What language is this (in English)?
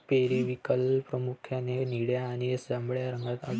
Marathi